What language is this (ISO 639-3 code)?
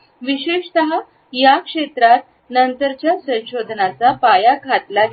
mar